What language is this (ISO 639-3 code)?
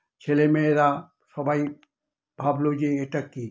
ben